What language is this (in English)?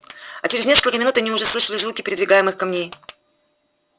Russian